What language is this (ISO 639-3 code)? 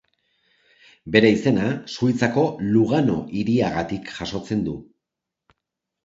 eus